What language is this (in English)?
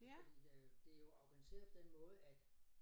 Danish